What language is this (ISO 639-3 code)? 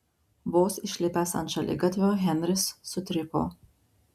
lit